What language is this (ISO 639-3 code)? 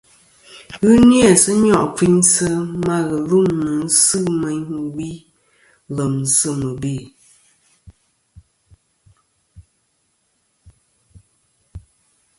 bkm